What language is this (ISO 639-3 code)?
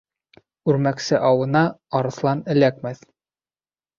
bak